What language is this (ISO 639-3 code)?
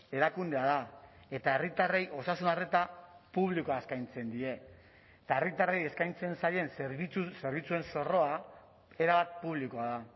eus